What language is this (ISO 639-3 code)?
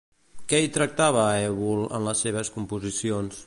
cat